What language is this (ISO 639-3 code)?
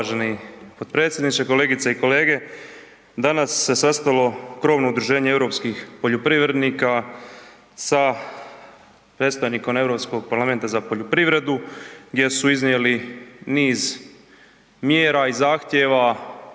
hrv